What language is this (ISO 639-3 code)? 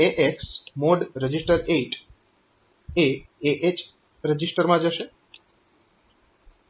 guj